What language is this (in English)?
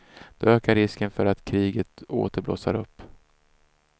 Swedish